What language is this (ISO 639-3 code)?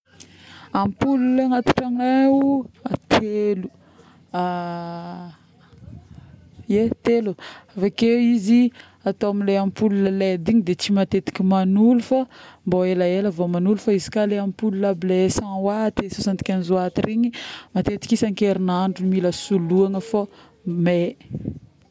bmm